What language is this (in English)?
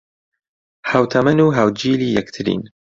Central Kurdish